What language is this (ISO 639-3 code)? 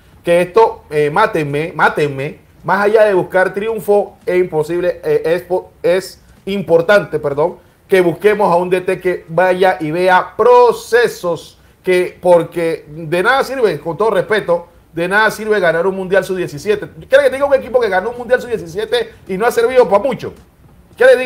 spa